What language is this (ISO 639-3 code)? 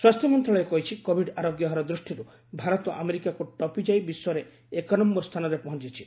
ori